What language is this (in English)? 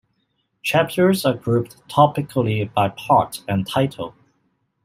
English